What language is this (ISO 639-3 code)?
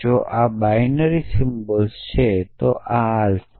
guj